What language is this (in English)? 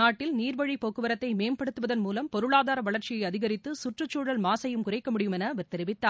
Tamil